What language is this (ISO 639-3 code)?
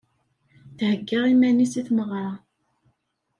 kab